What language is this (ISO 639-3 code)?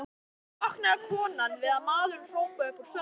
isl